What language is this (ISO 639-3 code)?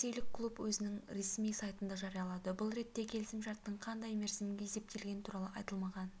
kaz